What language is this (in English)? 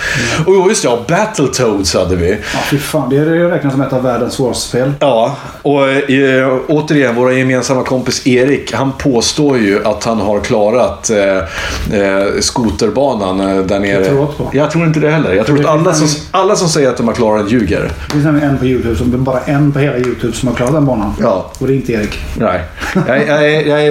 Swedish